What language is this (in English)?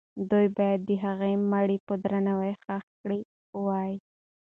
Pashto